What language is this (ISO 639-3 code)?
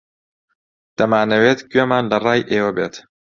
ckb